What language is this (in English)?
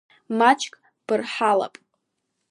Abkhazian